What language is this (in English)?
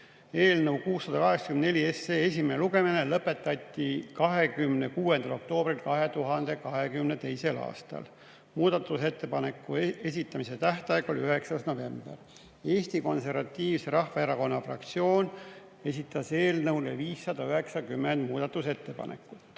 Estonian